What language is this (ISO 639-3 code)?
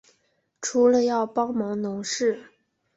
zho